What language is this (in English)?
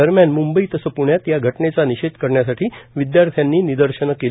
Marathi